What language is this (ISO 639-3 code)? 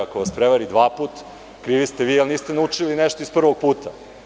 srp